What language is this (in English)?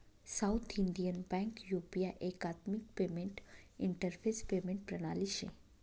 Marathi